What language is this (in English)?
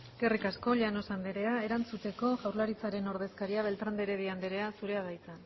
Basque